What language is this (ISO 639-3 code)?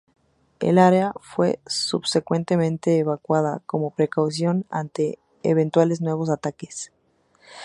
spa